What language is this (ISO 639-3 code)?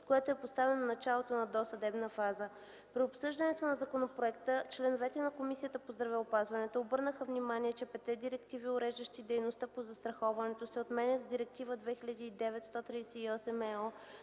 bul